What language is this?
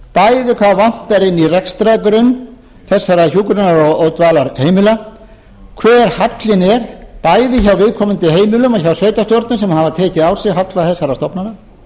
Icelandic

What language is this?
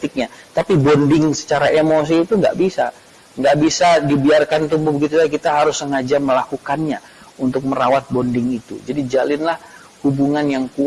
Indonesian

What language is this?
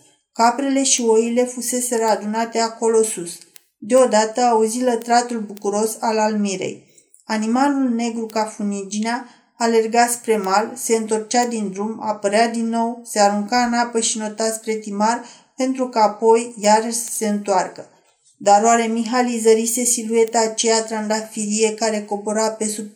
Romanian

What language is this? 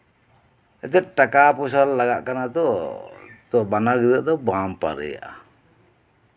Santali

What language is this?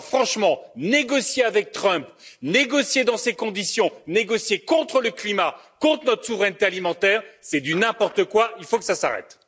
French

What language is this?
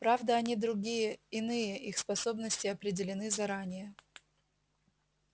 Russian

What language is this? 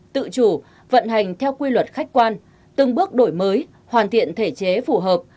Vietnamese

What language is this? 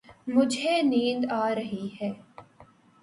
Urdu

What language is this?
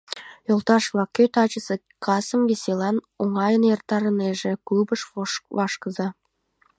Mari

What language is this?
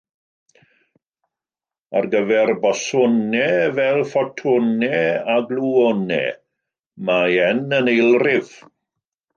Welsh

